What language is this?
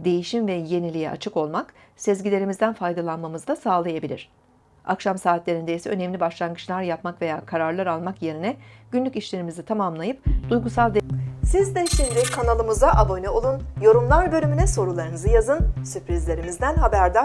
Turkish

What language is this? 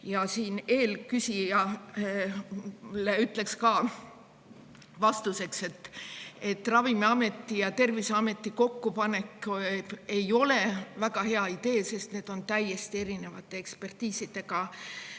Estonian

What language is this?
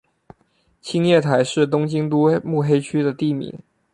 Chinese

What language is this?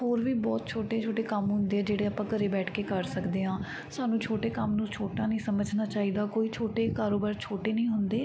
Punjabi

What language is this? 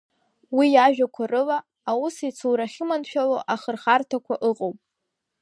Abkhazian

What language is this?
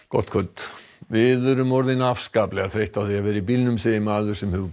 Icelandic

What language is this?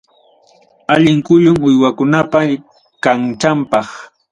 Ayacucho Quechua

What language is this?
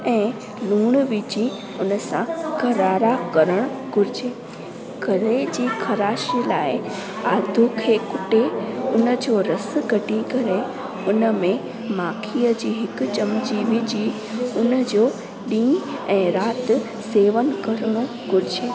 Sindhi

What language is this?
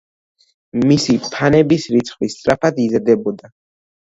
Georgian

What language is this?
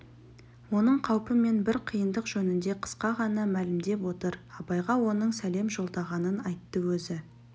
Kazakh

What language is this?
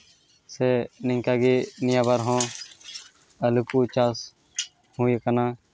Santali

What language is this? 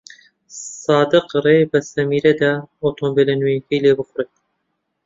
Central Kurdish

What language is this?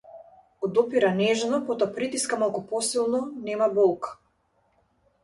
Macedonian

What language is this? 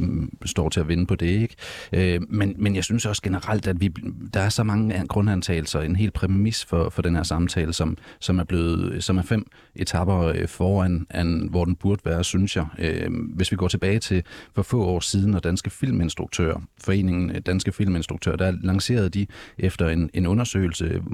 Danish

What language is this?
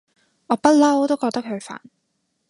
Cantonese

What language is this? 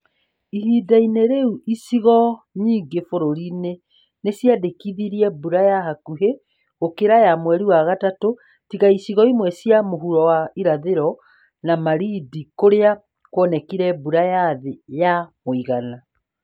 Kikuyu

